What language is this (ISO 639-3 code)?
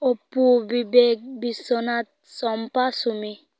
sat